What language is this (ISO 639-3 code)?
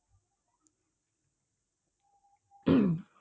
ben